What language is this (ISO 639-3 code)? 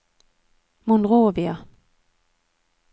nor